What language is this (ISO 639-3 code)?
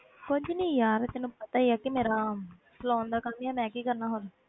pan